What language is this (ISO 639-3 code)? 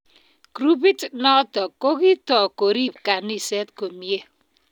kln